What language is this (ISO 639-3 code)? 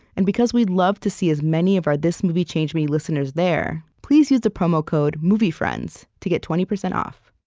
eng